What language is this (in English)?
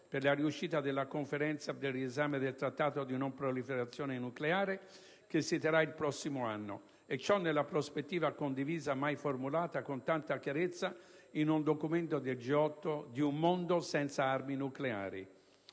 Italian